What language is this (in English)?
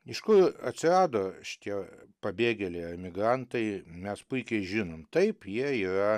Lithuanian